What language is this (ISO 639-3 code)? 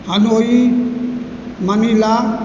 mai